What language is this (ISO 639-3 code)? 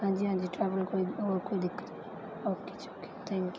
pan